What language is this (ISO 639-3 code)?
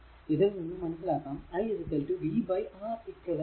mal